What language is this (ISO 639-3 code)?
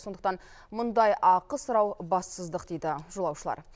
kaz